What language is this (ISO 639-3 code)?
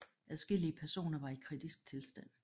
dan